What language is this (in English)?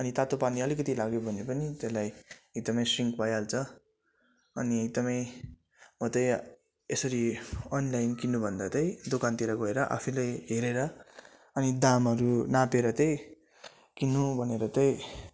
Nepali